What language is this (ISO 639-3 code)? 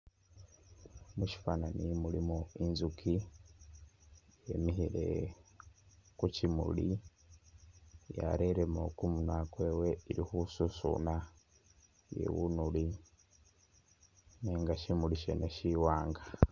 myx